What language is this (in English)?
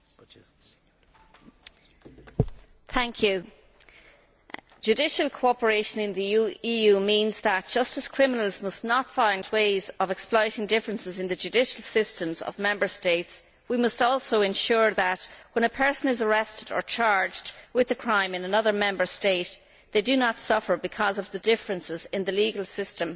English